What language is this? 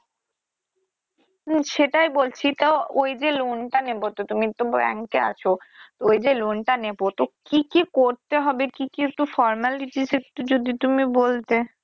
Bangla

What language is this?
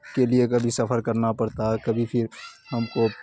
Urdu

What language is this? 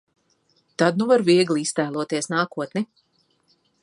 Latvian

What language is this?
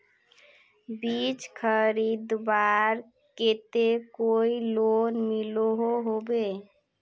Magahi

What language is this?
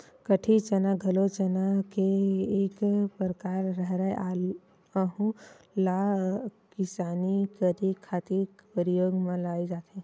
Chhattisgarhi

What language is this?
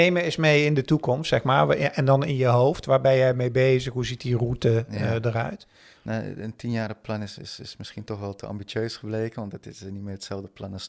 Dutch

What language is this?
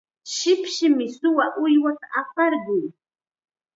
Chiquián Ancash Quechua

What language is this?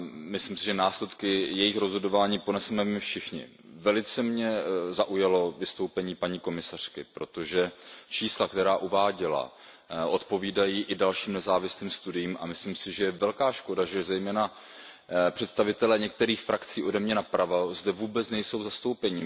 Czech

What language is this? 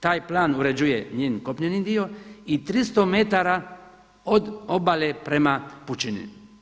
Croatian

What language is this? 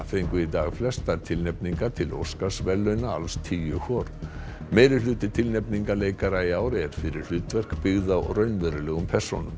Icelandic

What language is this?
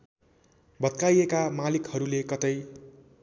Nepali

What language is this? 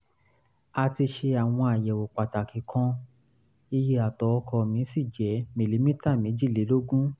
Yoruba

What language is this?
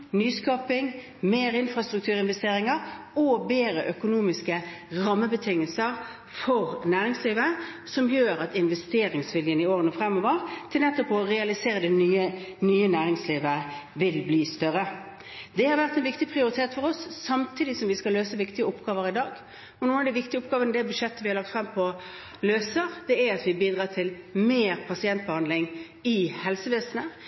Norwegian Bokmål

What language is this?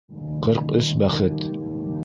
Bashkir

